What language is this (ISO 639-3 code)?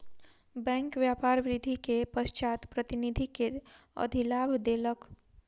mai